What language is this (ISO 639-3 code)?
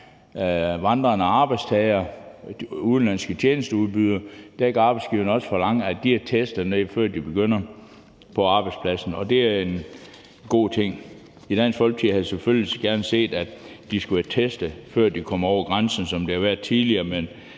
dan